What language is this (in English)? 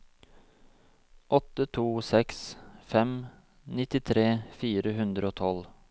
Norwegian